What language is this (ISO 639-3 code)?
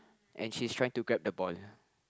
eng